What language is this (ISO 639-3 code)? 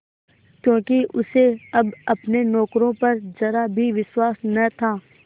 hin